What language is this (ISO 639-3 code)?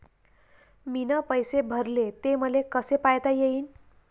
mar